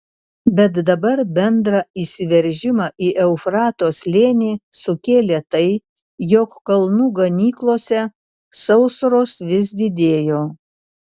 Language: Lithuanian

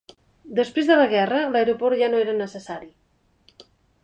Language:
Catalan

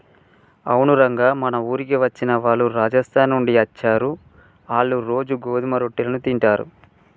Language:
Telugu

